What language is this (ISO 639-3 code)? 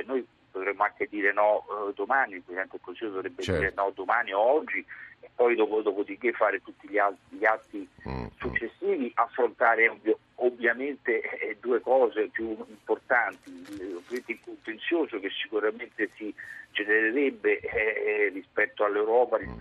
ita